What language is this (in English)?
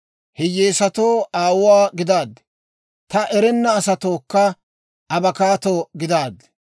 Dawro